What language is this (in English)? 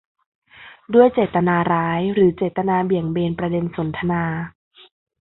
Thai